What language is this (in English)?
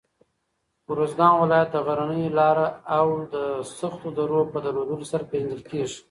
Pashto